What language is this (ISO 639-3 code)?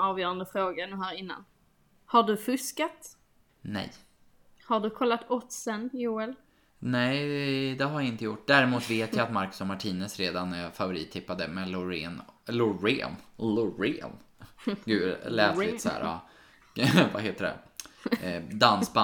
swe